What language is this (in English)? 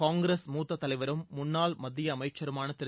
Tamil